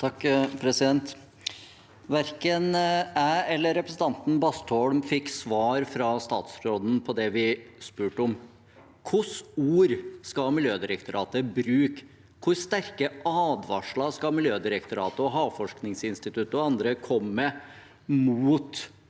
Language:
Norwegian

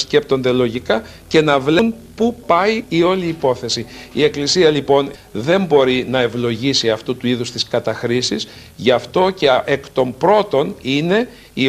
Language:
Greek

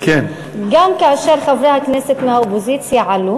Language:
Hebrew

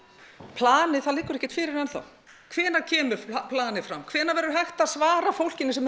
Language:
Icelandic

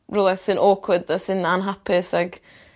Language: Welsh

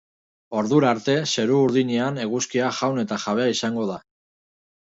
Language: Basque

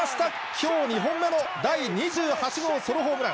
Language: Japanese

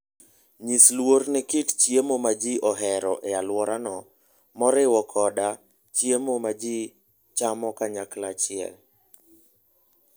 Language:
Luo (Kenya and Tanzania)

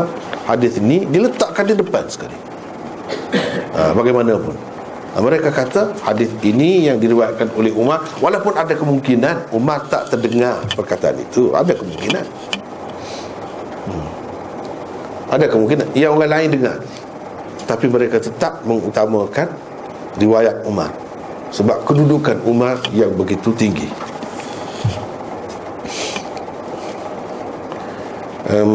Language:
Malay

